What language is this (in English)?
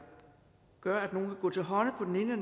Danish